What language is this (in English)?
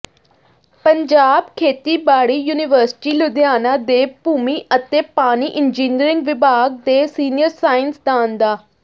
Punjabi